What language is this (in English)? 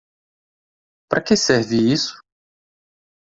Portuguese